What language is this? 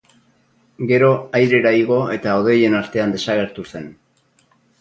Basque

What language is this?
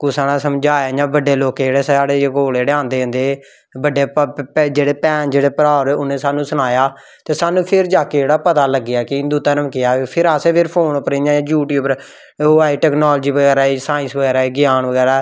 Dogri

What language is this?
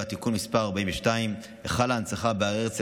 Hebrew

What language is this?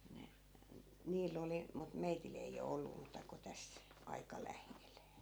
Finnish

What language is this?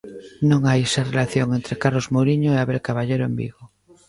Galician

